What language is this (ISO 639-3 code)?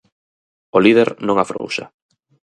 glg